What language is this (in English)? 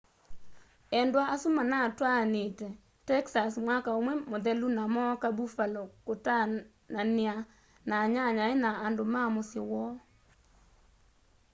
Kamba